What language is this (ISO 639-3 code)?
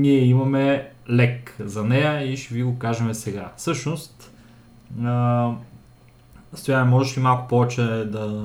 bul